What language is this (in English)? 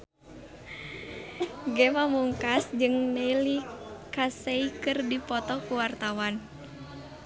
Sundanese